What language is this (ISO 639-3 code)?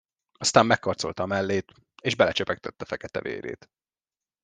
hun